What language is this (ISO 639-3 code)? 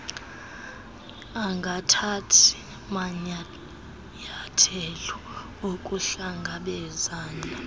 xho